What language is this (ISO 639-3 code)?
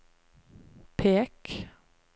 nor